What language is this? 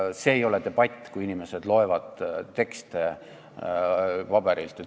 Estonian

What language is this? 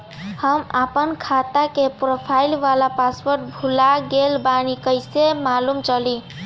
Bhojpuri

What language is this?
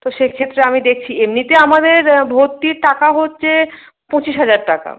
Bangla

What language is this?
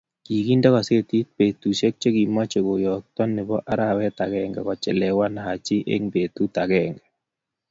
Kalenjin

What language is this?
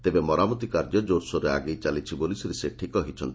Odia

